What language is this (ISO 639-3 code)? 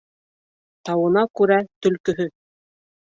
bak